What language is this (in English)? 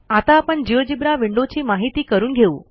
Marathi